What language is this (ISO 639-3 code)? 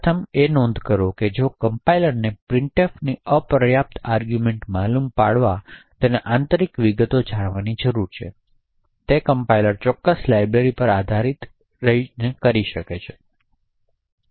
guj